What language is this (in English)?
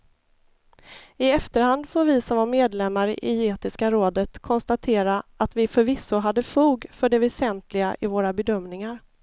Swedish